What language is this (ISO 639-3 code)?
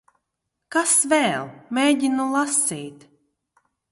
lav